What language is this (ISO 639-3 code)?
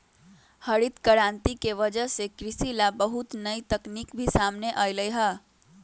mag